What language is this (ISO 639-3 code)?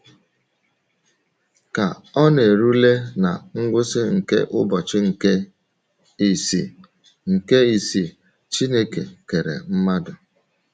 ibo